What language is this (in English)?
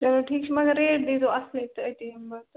Kashmiri